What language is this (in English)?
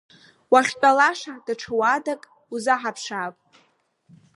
Abkhazian